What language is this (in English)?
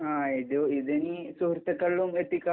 Malayalam